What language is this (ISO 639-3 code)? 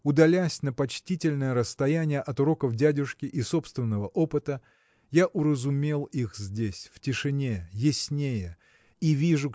rus